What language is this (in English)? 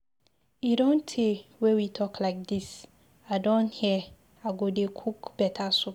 Nigerian Pidgin